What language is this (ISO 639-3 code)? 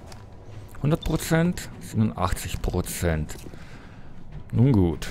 deu